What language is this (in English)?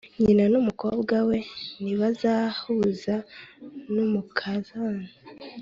Kinyarwanda